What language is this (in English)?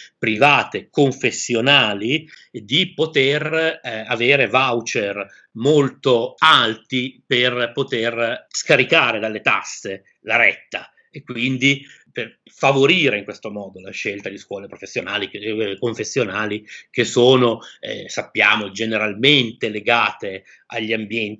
Italian